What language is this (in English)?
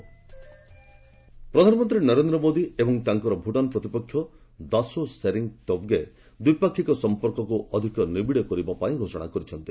Odia